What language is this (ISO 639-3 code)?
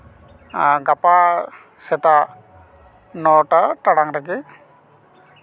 sat